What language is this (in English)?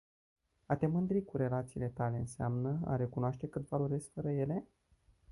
Romanian